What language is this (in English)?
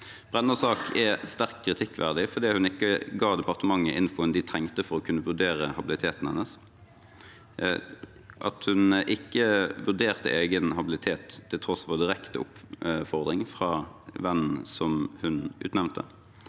Norwegian